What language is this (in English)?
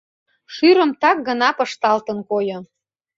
Mari